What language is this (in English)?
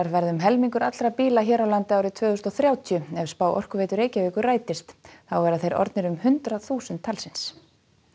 Icelandic